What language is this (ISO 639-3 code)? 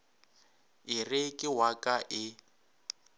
nso